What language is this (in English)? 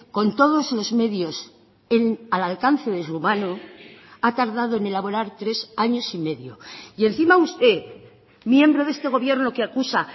Spanish